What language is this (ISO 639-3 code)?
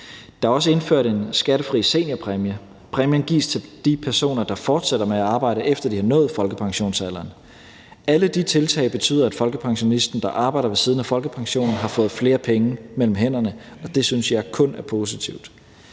dan